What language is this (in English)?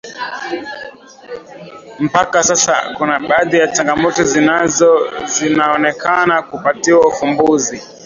Swahili